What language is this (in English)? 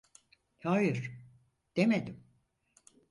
Turkish